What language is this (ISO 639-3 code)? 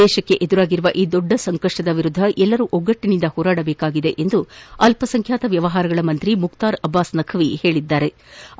kan